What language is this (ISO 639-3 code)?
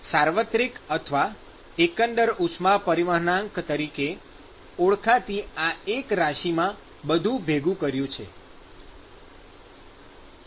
guj